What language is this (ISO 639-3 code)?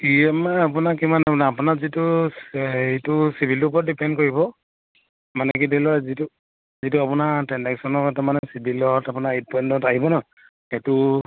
asm